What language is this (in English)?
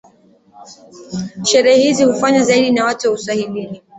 Swahili